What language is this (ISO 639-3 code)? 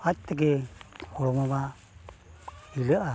sat